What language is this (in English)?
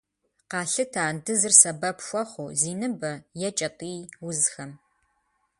Kabardian